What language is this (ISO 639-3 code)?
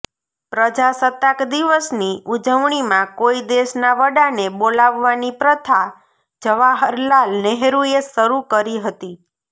guj